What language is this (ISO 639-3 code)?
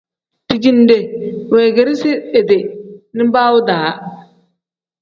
kdh